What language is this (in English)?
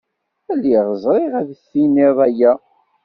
Kabyle